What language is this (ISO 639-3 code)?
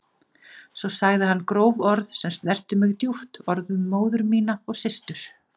isl